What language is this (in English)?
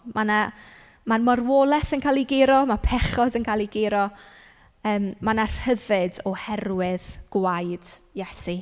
Welsh